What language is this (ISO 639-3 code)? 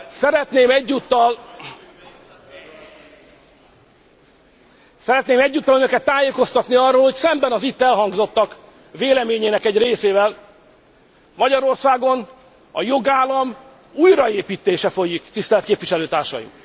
hun